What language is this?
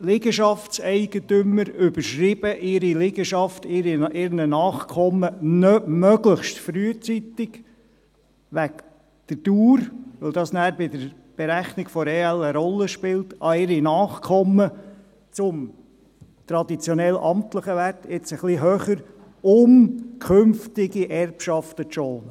Swiss German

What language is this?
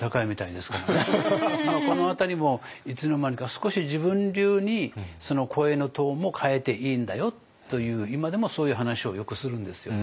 Japanese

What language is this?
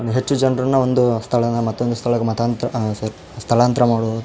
Kannada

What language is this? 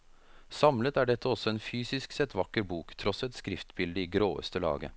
Norwegian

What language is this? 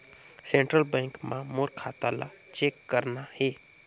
Chhattisgarhi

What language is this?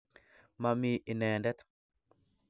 Kalenjin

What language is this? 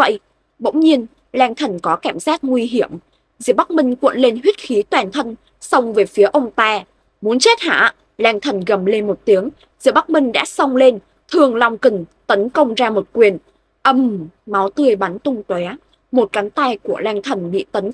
Vietnamese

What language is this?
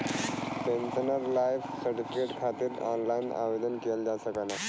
Bhojpuri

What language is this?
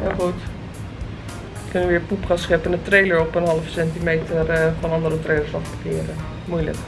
Dutch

